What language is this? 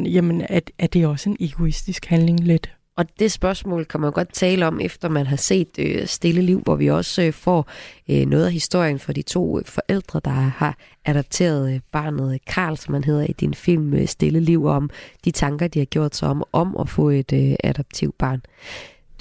Danish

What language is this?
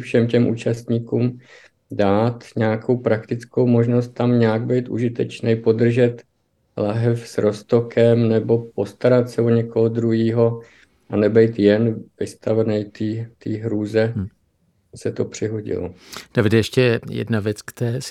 Czech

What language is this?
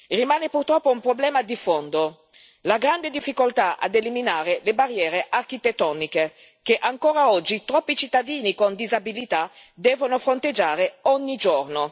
Italian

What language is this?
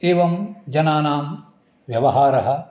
Sanskrit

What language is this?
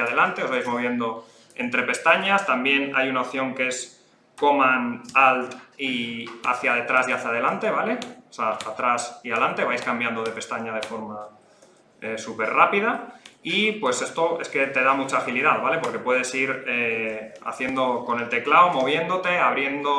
Spanish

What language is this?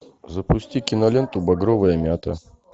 Russian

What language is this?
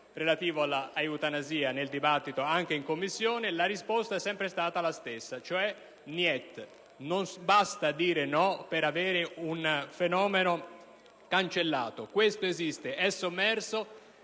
Italian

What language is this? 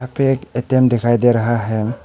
Hindi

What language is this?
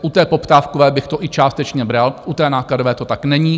Czech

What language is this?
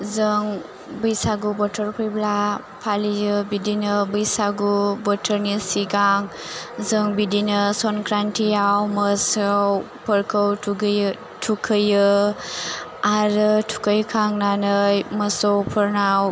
Bodo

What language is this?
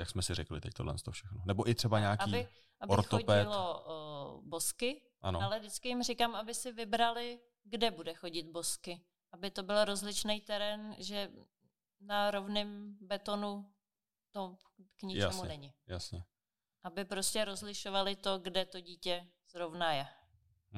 Czech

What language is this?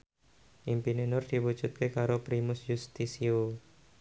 Javanese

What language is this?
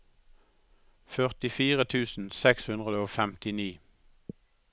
Norwegian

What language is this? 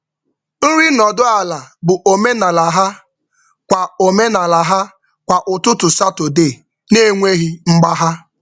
Igbo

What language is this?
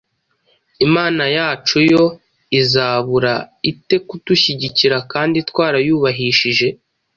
Kinyarwanda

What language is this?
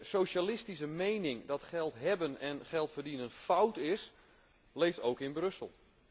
Dutch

